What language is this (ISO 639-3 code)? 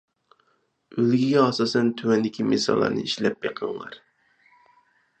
uig